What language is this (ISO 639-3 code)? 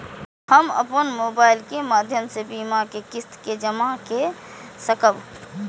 mai